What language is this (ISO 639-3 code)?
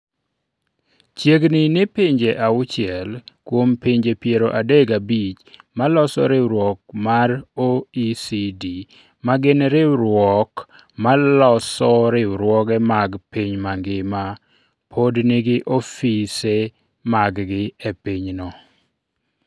luo